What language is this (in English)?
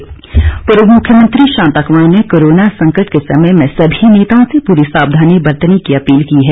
Hindi